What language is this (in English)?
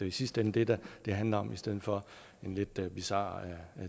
Danish